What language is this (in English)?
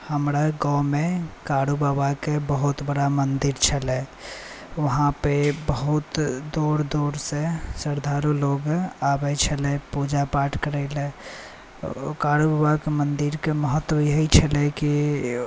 Maithili